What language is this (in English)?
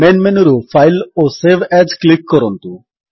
Odia